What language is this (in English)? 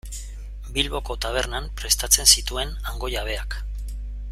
Basque